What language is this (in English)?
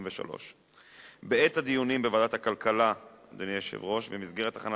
Hebrew